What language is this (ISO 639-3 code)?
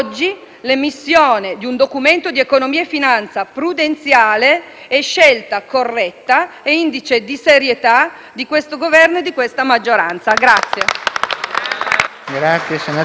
ita